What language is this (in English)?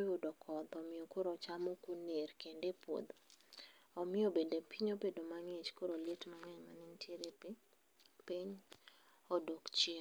Luo (Kenya and Tanzania)